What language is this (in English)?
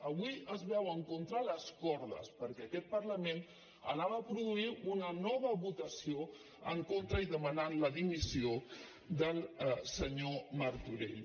Catalan